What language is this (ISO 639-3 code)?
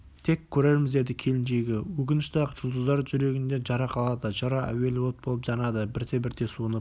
kaz